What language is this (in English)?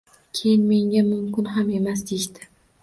Uzbek